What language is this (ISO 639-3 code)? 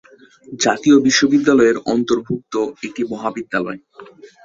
ben